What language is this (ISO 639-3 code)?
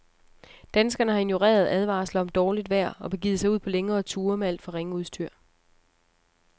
dan